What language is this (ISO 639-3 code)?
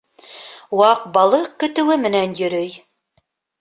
bak